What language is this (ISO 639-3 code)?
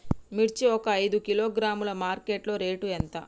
tel